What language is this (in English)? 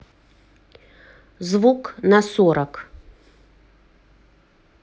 Russian